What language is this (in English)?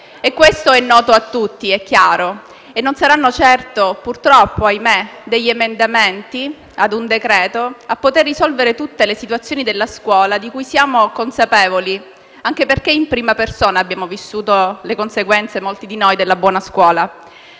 Italian